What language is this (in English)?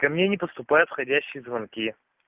Russian